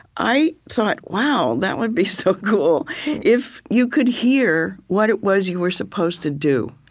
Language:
English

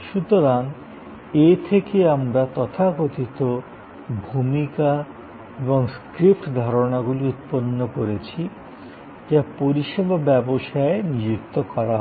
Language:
Bangla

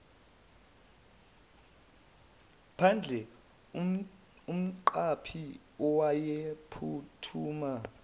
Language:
Zulu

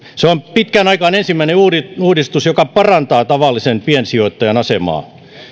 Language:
Finnish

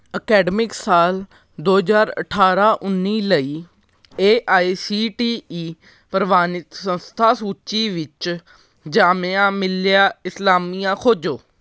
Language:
Punjabi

